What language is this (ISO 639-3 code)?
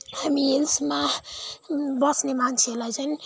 nep